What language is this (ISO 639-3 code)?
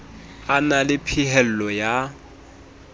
sot